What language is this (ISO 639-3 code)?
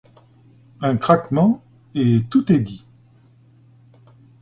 fra